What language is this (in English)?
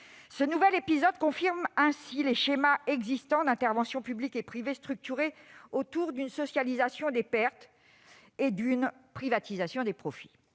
French